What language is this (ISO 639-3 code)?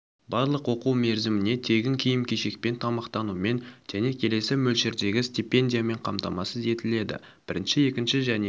kaz